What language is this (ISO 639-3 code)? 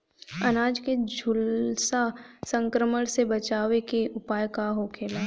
bho